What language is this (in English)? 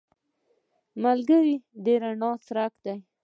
Pashto